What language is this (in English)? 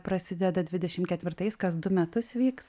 Lithuanian